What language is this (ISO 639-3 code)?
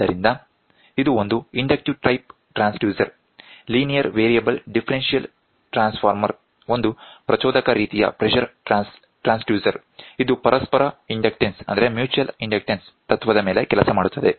kan